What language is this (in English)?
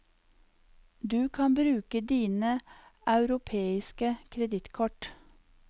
Norwegian